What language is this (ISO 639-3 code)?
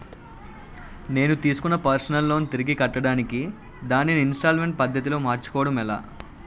tel